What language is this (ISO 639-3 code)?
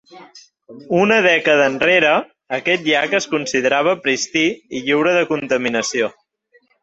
cat